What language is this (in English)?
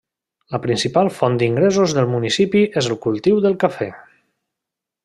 Catalan